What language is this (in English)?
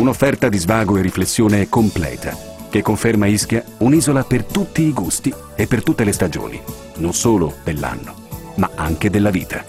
Italian